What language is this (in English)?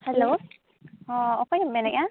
Santali